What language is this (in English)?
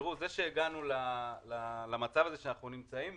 Hebrew